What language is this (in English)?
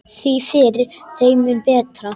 Icelandic